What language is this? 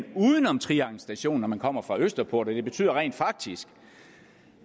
Danish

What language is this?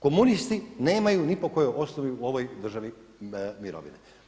Croatian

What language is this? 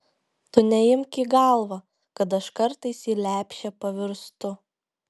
Lithuanian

